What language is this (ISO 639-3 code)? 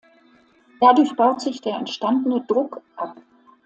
deu